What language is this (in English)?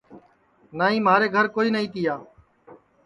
Sansi